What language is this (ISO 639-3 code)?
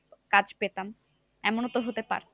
ben